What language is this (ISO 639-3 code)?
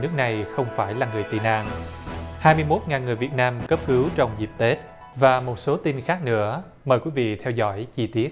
vie